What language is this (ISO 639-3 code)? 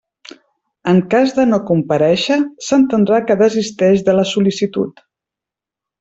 cat